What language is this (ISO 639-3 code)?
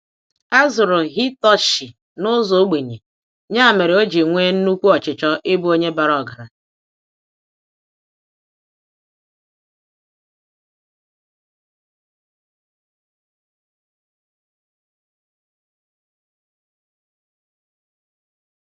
ibo